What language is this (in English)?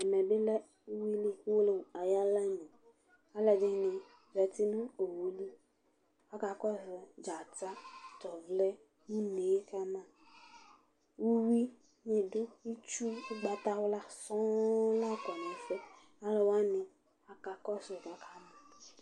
Ikposo